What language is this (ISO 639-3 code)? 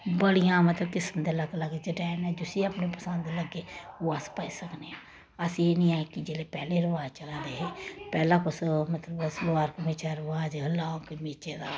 doi